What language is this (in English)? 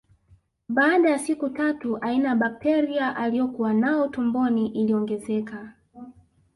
Swahili